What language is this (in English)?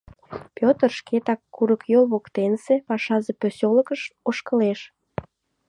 Mari